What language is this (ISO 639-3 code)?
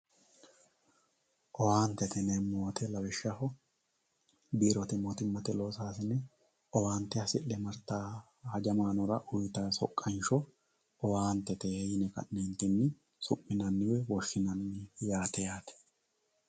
sid